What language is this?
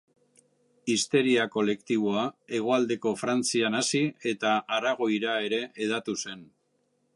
Basque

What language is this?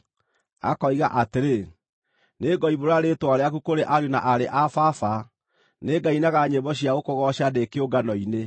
Kikuyu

